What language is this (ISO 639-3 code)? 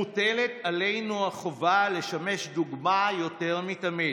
heb